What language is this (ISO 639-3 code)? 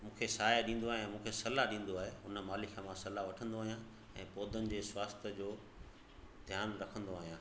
snd